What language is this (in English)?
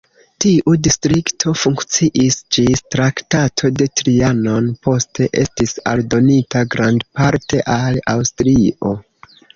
Esperanto